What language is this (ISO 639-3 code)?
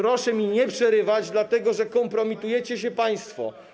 pol